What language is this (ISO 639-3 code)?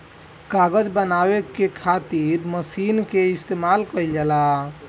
bho